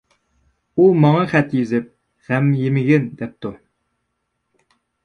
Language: Uyghur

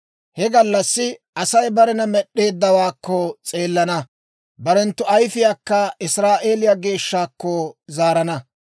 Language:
Dawro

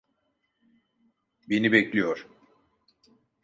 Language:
Turkish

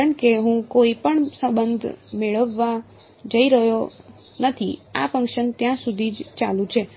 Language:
Gujarati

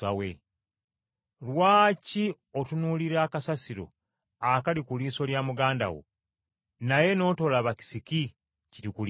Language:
Ganda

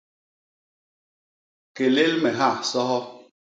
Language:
Basaa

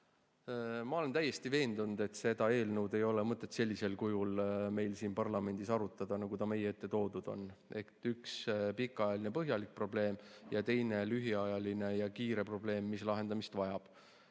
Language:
Estonian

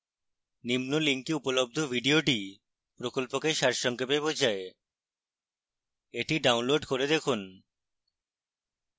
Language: Bangla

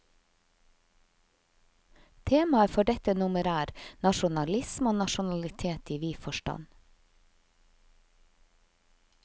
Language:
Norwegian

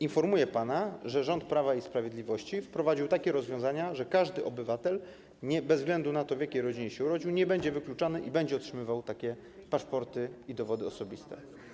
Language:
Polish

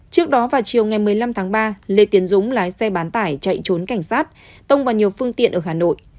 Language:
Vietnamese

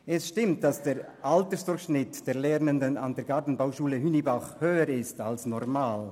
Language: Swiss German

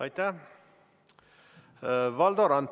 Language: Estonian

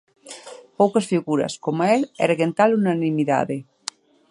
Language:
Galician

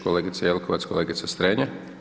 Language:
Croatian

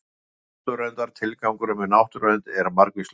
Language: Icelandic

